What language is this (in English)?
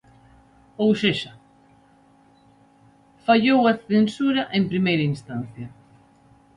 Galician